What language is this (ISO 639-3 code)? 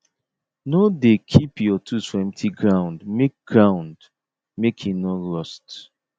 pcm